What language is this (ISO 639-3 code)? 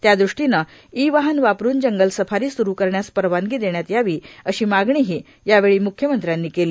mar